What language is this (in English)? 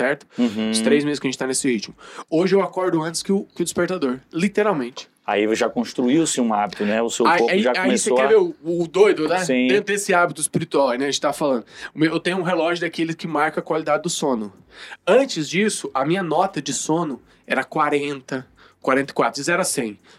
Portuguese